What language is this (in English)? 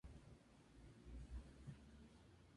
Spanish